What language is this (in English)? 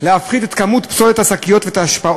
Hebrew